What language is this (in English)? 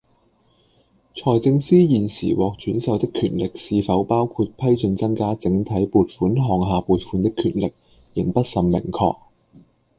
Cantonese